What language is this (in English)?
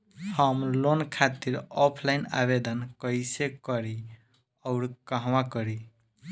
Bhojpuri